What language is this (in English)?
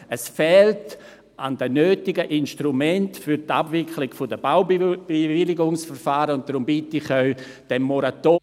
Swiss German